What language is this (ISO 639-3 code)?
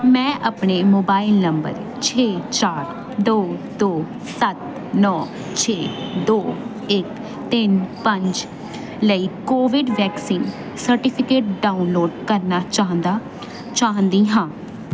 pan